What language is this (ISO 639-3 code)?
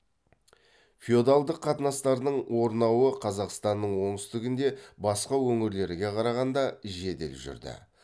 kaz